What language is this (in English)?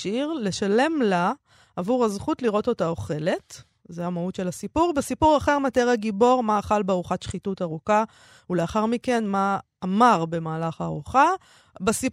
Hebrew